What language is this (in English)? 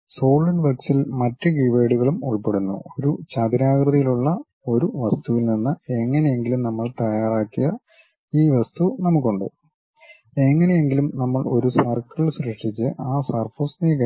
Malayalam